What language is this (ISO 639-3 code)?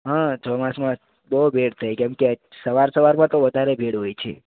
guj